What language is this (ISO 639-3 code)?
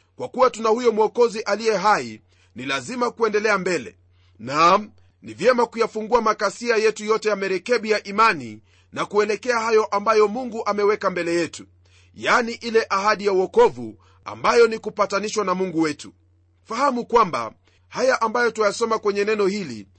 swa